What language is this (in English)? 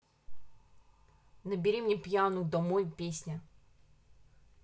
Russian